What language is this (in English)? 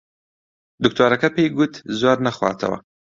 Central Kurdish